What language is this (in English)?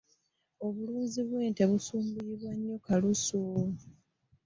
Ganda